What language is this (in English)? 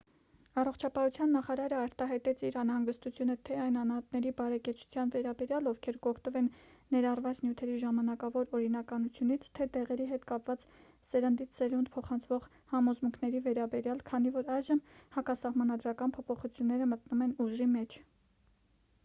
Armenian